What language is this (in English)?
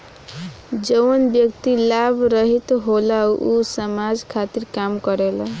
Bhojpuri